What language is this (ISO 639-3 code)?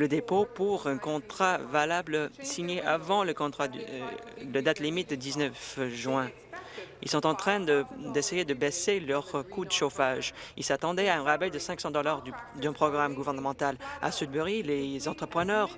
fra